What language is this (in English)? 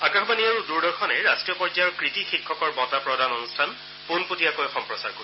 Assamese